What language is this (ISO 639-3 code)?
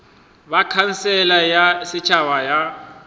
nso